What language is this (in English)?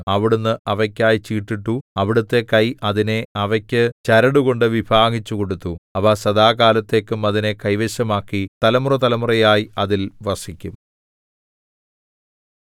Malayalam